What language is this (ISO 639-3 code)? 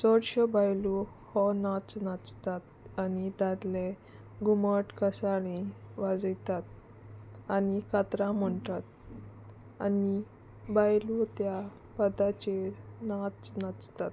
kok